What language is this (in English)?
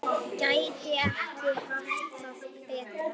Icelandic